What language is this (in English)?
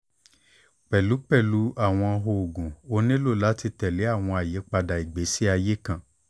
Yoruba